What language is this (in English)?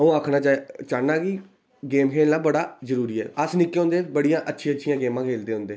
Dogri